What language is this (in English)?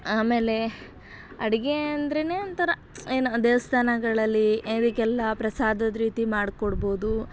Kannada